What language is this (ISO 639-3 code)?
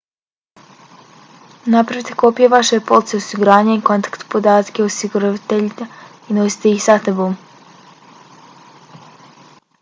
bos